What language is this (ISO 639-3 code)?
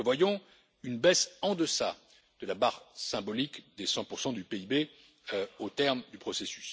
fra